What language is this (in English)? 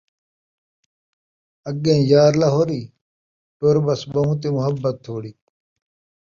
Saraiki